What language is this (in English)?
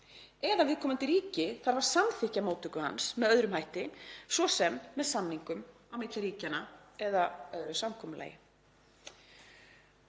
Icelandic